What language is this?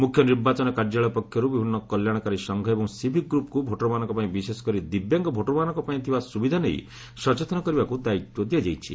Odia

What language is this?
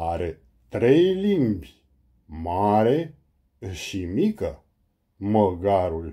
Romanian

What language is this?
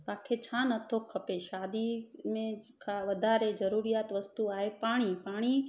Sindhi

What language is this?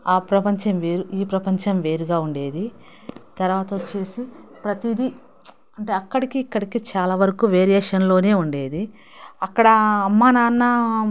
Telugu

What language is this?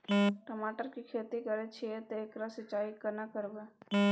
Maithili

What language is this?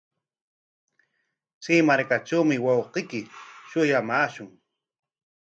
Corongo Ancash Quechua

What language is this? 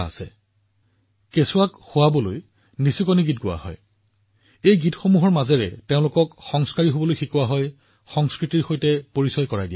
Assamese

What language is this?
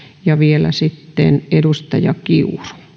Finnish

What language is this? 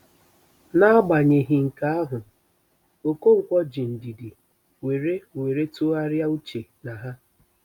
Igbo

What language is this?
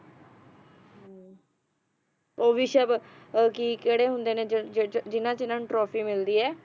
Punjabi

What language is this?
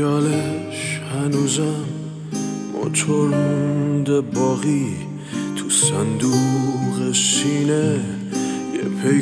Persian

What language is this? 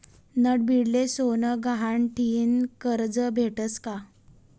Marathi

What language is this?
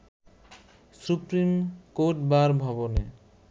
Bangla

